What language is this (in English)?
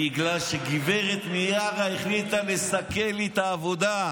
Hebrew